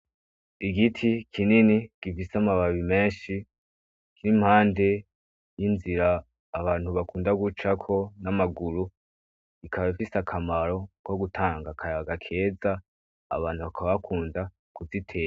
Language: Rundi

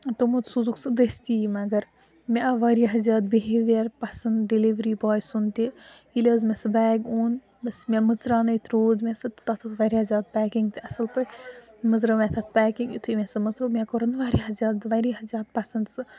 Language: Kashmiri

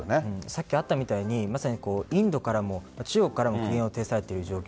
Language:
Japanese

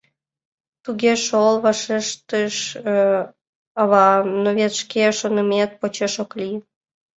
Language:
Mari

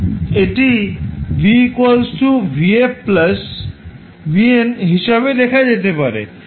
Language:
Bangla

